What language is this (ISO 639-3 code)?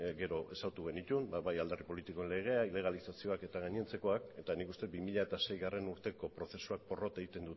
eus